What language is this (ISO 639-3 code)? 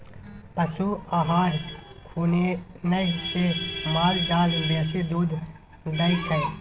mai